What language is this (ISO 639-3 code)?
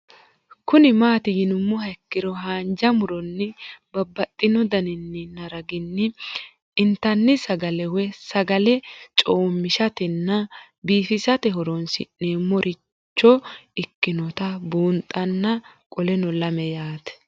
sid